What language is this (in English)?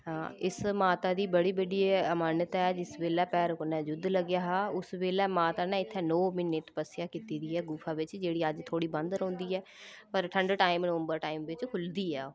Dogri